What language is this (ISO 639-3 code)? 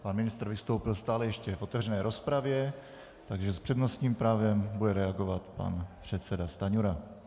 ces